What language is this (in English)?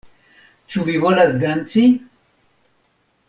Esperanto